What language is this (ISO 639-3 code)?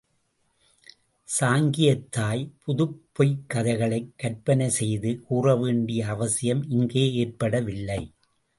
tam